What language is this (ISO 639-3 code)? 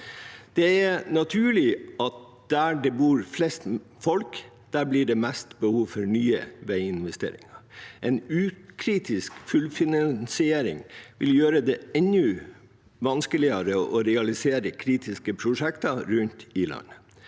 nor